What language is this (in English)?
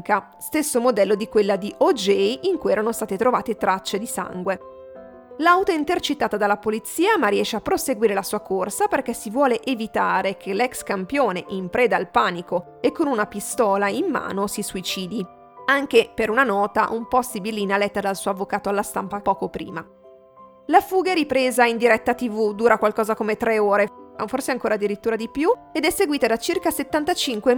Italian